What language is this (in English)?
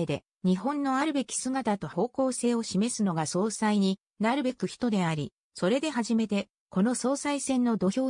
Japanese